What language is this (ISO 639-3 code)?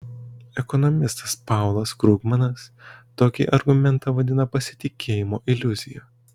lit